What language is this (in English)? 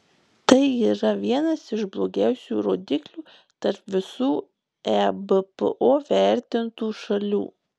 Lithuanian